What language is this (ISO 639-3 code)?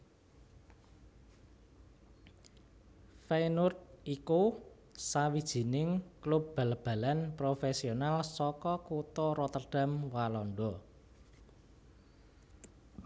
jav